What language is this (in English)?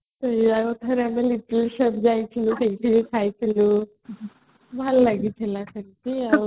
Odia